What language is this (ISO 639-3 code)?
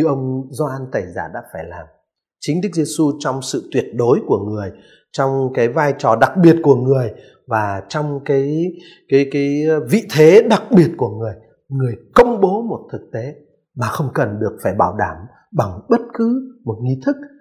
vie